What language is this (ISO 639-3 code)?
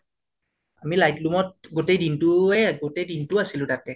asm